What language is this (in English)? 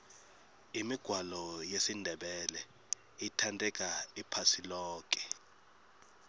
Tsonga